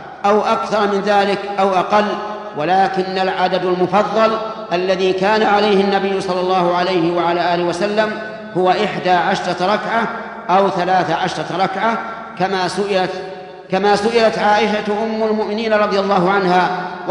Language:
Arabic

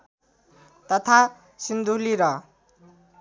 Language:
Nepali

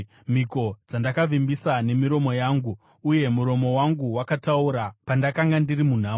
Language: Shona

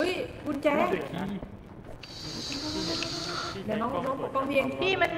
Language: Thai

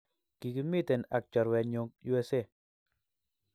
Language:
Kalenjin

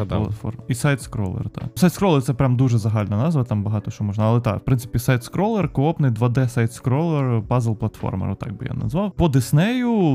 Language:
Ukrainian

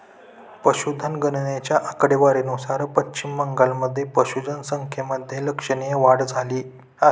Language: Marathi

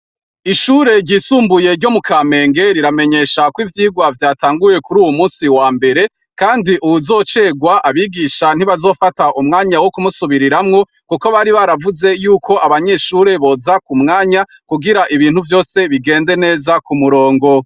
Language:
Rundi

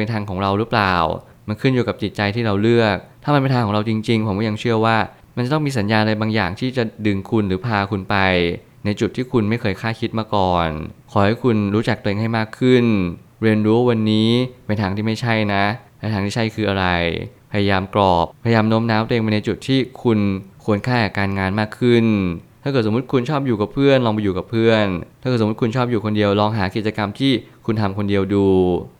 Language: Thai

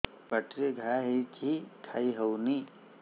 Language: Odia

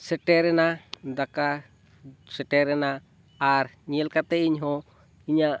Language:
Santali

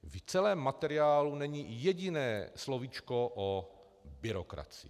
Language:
Czech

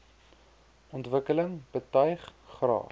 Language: Afrikaans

